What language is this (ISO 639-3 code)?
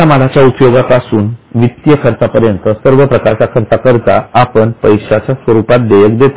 mar